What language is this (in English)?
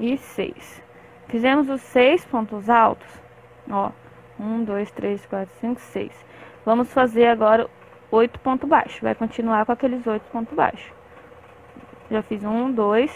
Portuguese